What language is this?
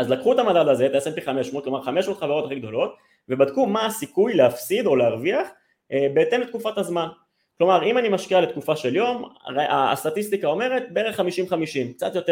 Hebrew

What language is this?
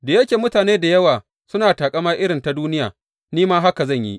Hausa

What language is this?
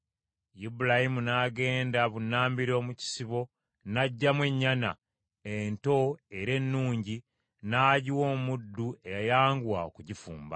Ganda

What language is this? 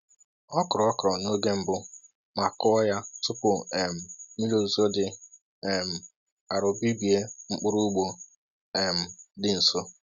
Igbo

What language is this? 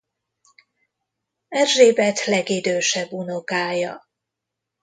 Hungarian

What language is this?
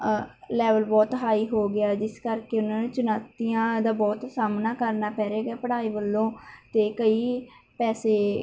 Punjabi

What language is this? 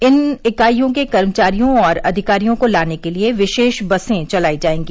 Hindi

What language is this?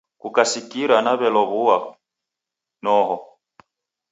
Taita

